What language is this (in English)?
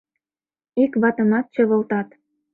Mari